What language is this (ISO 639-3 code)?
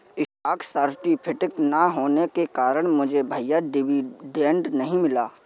hin